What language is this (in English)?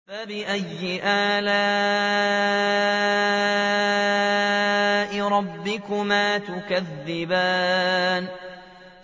Arabic